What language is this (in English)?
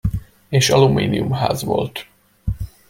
Hungarian